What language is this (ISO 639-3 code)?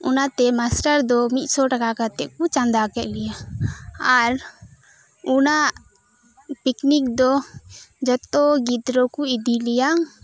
sat